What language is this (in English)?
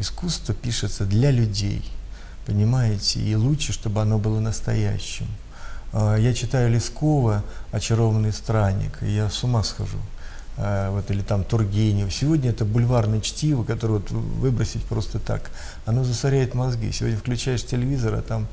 Russian